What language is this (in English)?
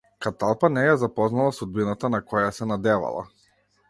Macedonian